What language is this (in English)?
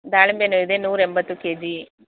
Kannada